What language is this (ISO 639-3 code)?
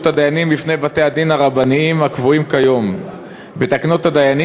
heb